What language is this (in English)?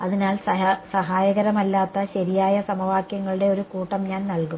Malayalam